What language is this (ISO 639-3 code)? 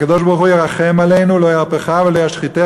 heb